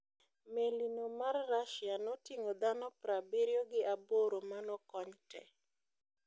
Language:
Luo (Kenya and Tanzania)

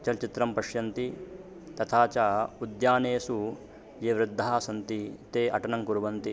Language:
Sanskrit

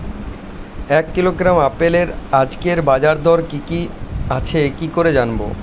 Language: Bangla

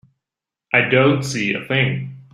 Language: English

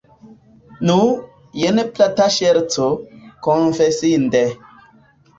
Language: Esperanto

